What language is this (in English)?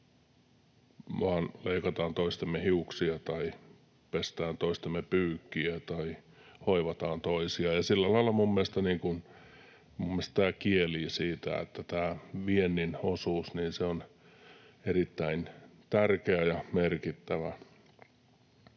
Finnish